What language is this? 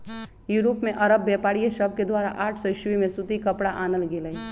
Magahi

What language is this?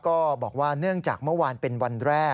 Thai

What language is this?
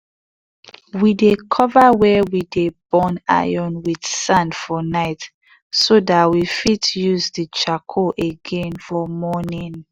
Nigerian Pidgin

